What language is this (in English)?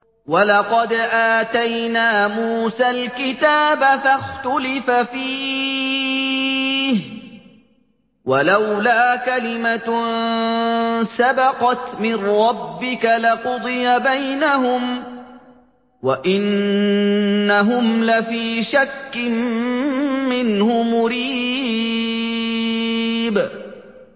Arabic